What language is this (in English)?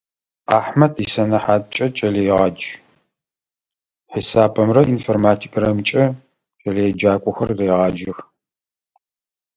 Adyghe